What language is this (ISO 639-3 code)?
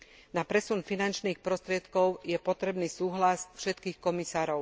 slk